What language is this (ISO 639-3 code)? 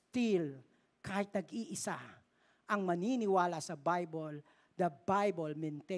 fil